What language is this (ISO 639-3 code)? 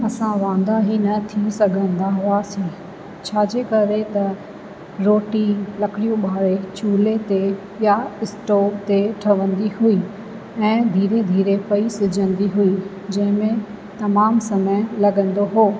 snd